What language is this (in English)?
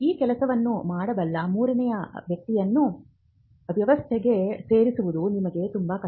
Kannada